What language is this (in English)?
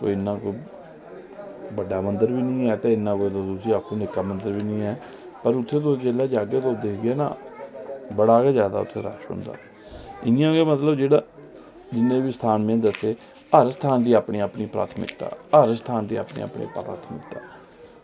Dogri